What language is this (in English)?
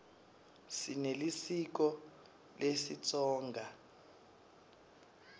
Swati